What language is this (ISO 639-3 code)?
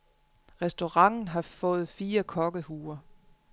dan